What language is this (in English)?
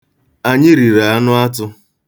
Igbo